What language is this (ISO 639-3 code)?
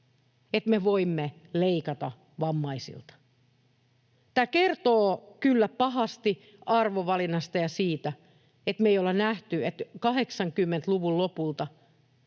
fin